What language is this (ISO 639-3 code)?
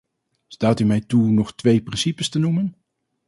nld